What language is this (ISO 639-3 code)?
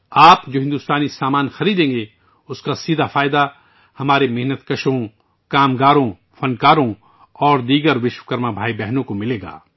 urd